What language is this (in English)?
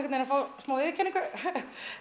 Icelandic